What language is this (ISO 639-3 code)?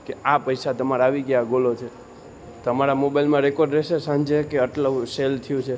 guj